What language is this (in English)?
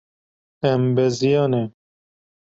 Kurdish